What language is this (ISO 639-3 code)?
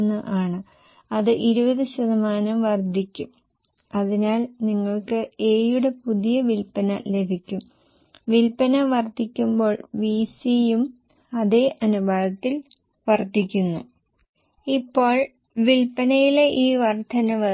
mal